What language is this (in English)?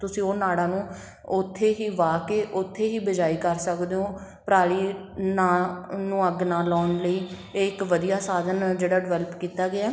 Punjabi